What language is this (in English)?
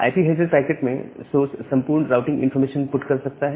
Hindi